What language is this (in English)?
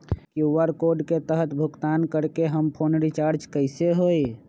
Magahi